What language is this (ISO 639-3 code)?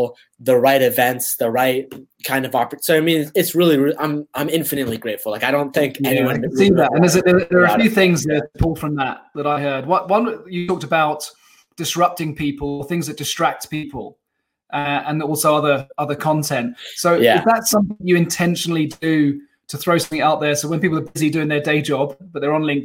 eng